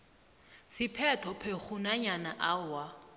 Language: South Ndebele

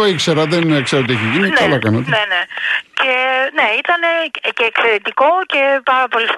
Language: Greek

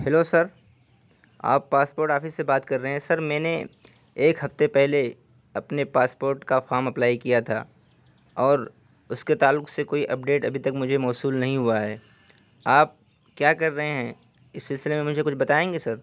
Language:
Urdu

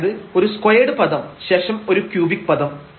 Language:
Malayalam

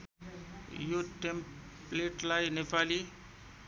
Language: Nepali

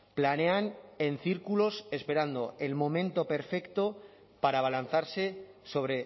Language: Spanish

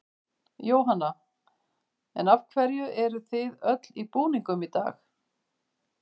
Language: Icelandic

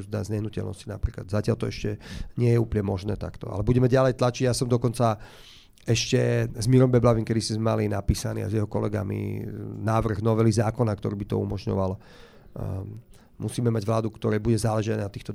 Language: Slovak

